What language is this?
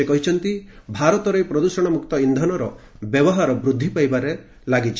Odia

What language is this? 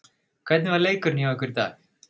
Icelandic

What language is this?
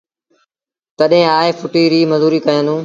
Sindhi Bhil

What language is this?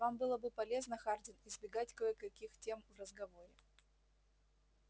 Russian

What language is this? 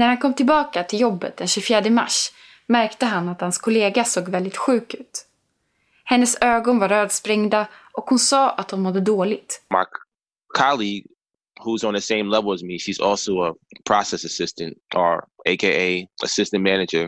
Swedish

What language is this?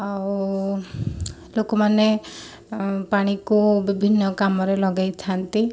Odia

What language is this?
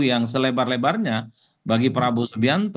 Indonesian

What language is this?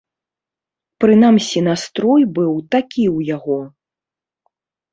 Belarusian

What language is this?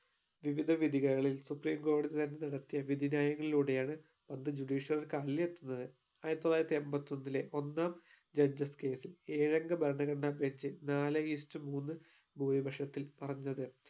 Malayalam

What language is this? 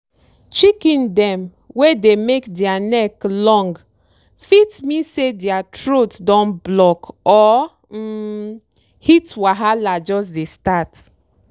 Nigerian Pidgin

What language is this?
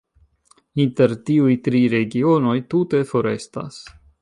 Esperanto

